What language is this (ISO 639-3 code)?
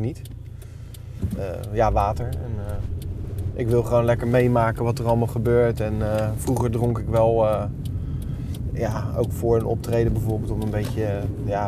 nld